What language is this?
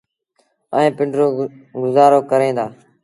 Sindhi Bhil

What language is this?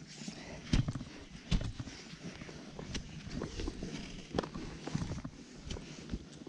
Polish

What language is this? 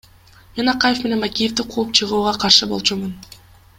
Kyrgyz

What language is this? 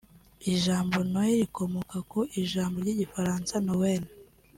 Kinyarwanda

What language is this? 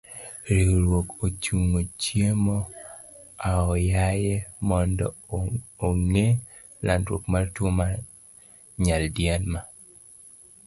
Luo (Kenya and Tanzania)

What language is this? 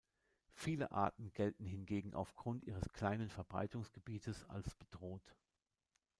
German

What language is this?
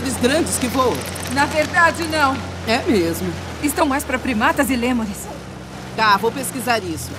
Portuguese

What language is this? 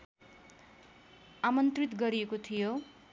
Nepali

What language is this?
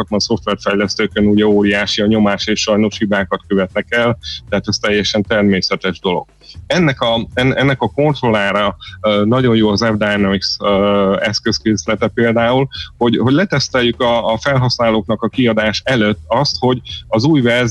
Hungarian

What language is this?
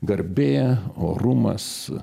Lithuanian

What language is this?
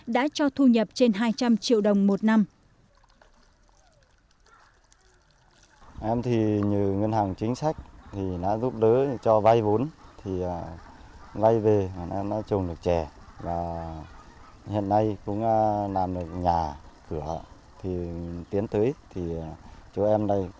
Vietnamese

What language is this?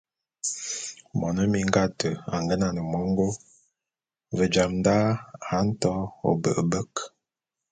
Bulu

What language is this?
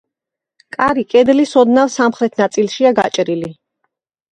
Georgian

